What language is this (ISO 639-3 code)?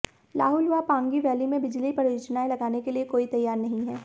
hin